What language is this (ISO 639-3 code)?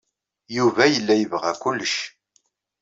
kab